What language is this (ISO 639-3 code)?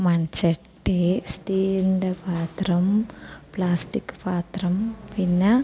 mal